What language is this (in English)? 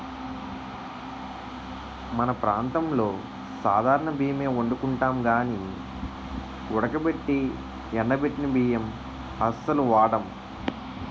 Telugu